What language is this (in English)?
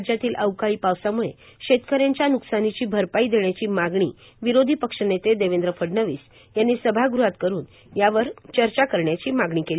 Marathi